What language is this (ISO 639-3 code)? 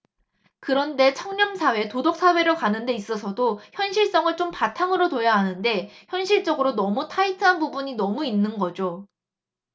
kor